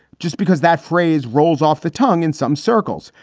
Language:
English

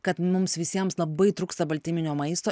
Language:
Lithuanian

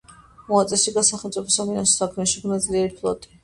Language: Georgian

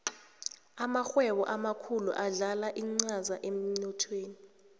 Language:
South Ndebele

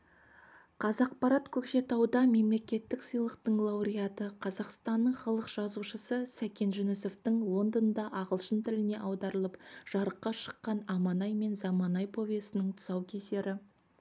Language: Kazakh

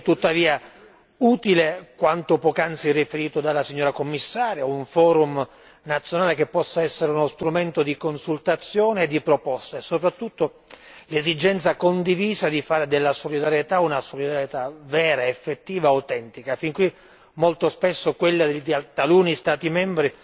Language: Italian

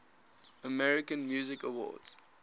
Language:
English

